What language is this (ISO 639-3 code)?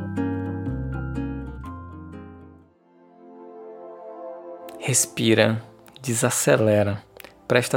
por